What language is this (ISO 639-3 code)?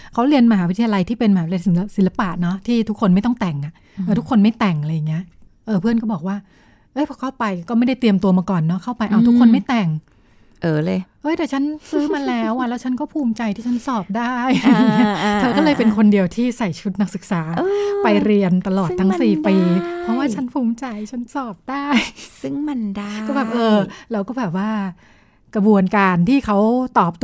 tha